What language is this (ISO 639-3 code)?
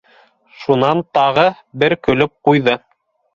bak